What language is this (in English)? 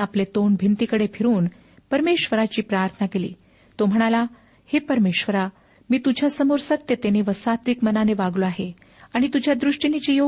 Marathi